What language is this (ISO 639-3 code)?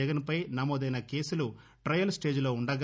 tel